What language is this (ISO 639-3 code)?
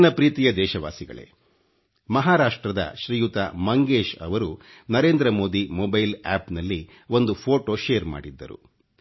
kan